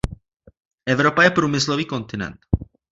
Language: Czech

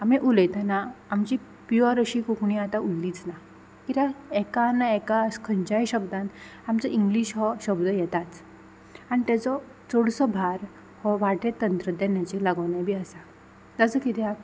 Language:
Konkani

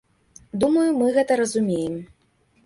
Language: Belarusian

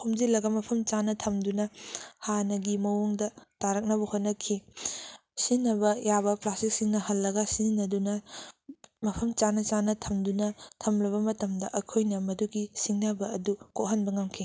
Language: Manipuri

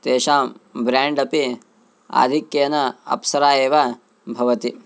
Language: Sanskrit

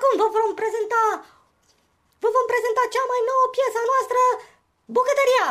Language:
Romanian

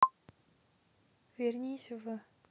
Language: Russian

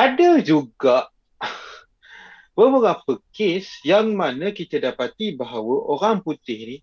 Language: Malay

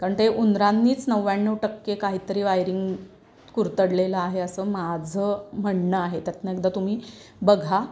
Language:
Marathi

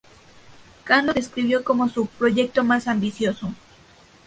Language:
Spanish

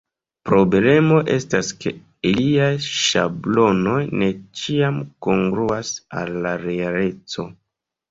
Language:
Esperanto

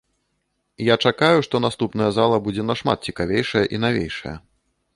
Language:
Belarusian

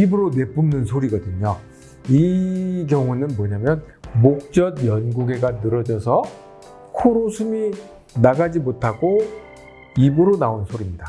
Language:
Korean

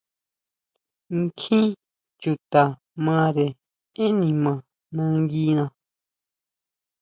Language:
Huautla Mazatec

